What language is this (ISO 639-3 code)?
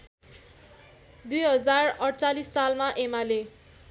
nep